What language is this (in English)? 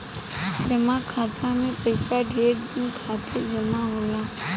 Bhojpuri